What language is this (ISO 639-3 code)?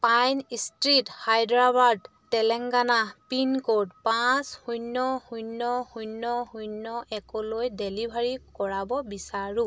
asm